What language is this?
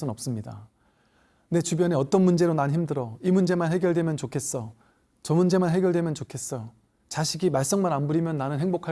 Korean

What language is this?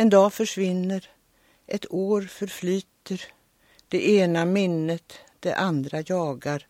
Swedish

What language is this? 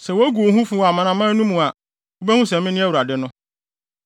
Akan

